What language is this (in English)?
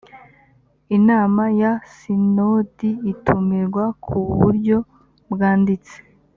Kinyarwanda